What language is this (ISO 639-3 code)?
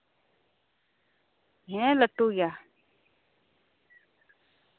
sat